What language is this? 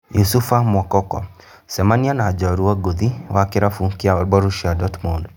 Kikuyu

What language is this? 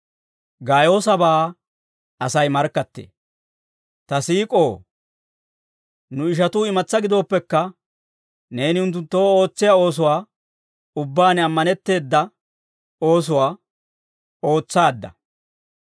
Dawro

